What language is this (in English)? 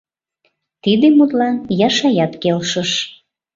Mari